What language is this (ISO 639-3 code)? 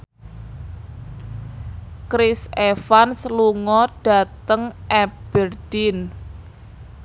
jav